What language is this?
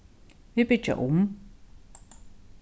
Faroese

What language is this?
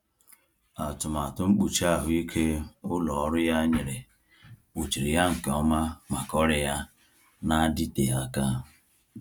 Igbo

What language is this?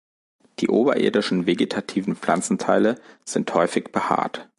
German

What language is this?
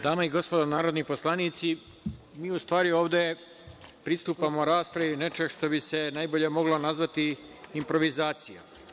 Serbian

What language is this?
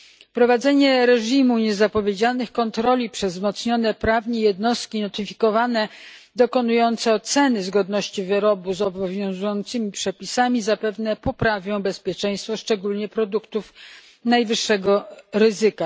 Polish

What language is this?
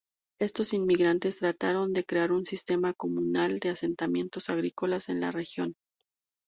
Spanish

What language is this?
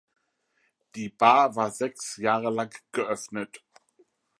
German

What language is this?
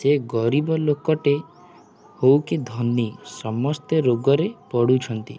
Odia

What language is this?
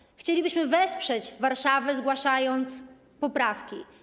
Polish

